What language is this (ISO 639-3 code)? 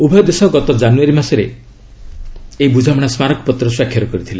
ori